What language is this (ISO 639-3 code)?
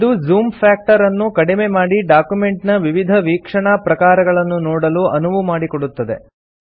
kan